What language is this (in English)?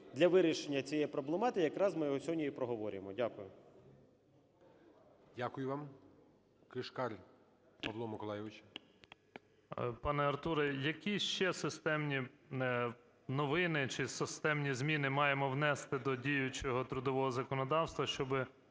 Ukrainian